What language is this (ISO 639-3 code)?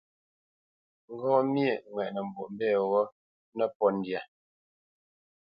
bce